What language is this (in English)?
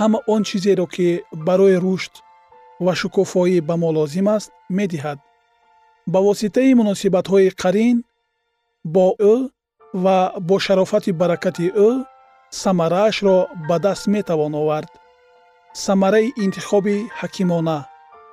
Persian